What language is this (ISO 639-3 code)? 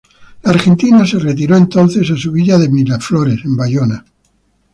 spa